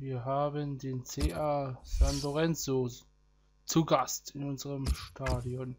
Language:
German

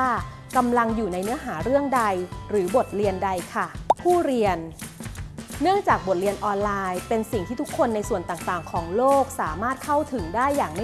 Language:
Thai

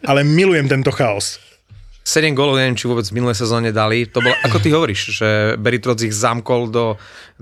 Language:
Slovak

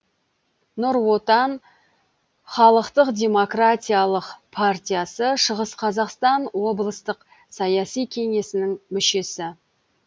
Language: Kazakh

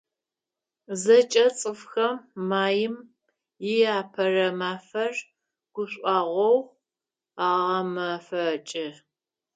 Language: Adyghe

